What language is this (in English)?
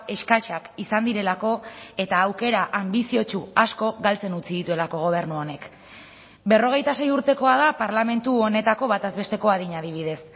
Basque